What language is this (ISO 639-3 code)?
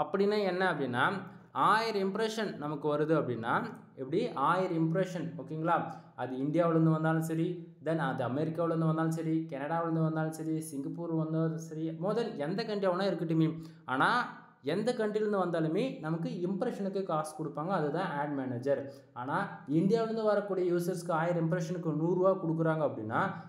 tam